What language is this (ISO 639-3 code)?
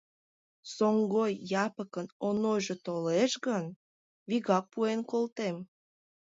chm